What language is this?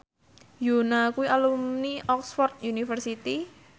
Javanese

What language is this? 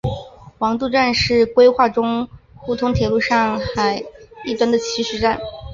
Chinese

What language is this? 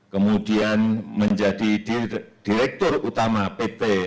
Indonesian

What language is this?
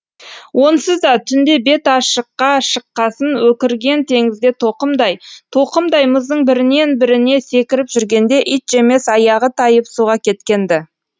Kazakh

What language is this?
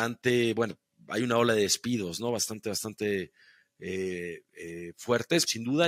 Spanish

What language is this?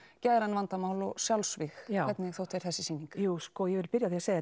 Icelandic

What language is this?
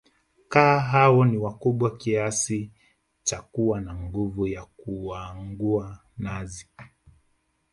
Swahili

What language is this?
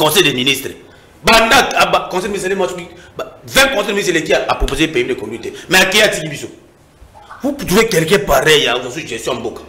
French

